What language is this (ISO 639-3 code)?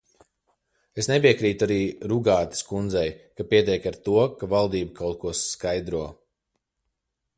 lav